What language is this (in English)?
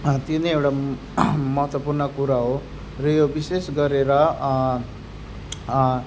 Nepali